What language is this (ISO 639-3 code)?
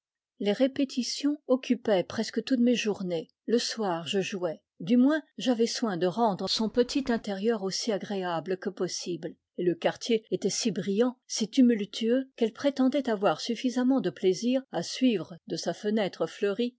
fra